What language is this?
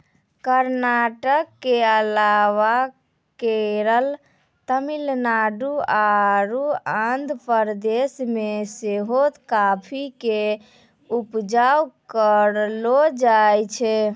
Maithili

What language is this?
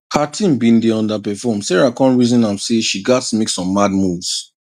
Nigerian Pidgin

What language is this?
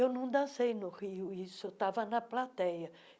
Portuguese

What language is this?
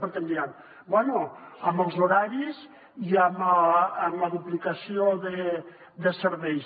Catalan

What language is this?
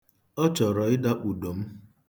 Igbo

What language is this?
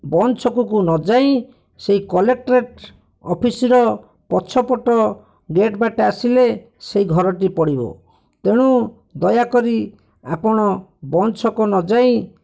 Odia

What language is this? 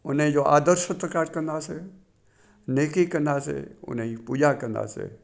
Sindhi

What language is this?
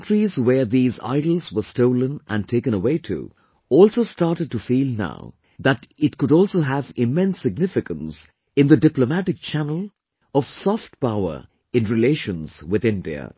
English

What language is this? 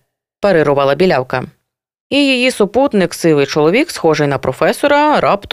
Ukrainian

